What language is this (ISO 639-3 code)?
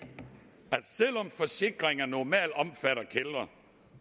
dan